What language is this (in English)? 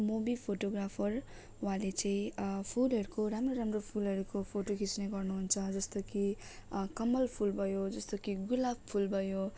Nepali